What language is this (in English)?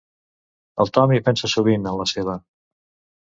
Catalan